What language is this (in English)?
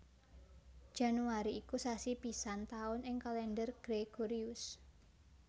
Javanese